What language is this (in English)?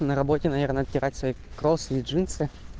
Russian